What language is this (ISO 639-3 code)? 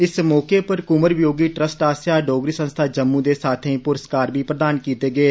doi